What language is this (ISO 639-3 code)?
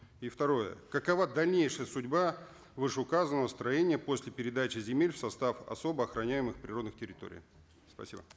kaz